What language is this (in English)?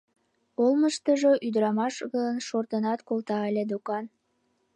Mari